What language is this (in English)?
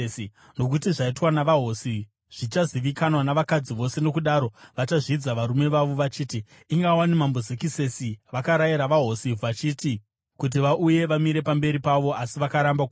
Shona